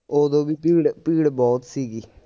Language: Punjabi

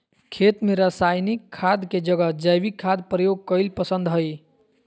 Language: Magahi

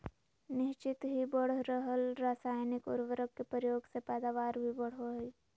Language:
Magahi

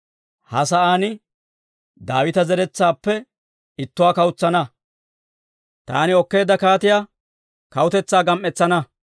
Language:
Dawro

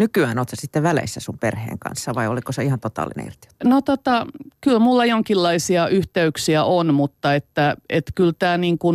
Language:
Finnish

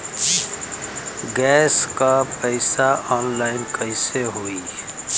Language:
Bhojpuri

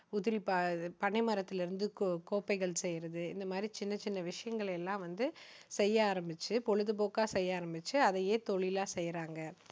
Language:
Tamil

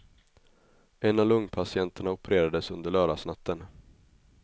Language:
Swedish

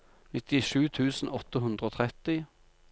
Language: Norwegian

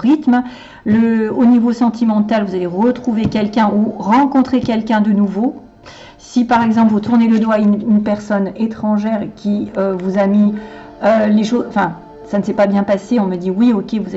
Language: French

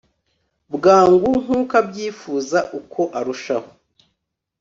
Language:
Kinyarwanda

